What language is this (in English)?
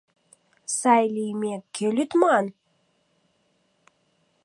Mari